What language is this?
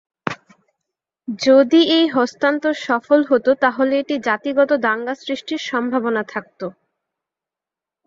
Bangla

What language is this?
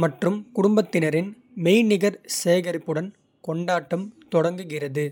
Kota (India)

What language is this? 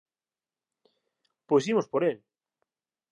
Galician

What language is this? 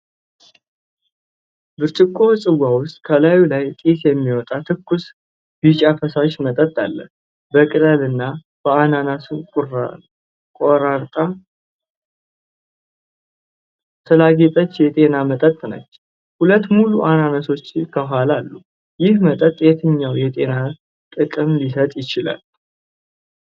Amharic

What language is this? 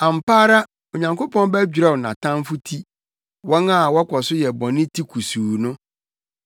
Akan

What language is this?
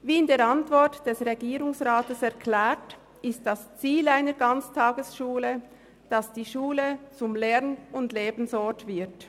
Swiss German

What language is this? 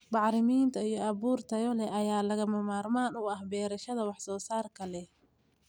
Somali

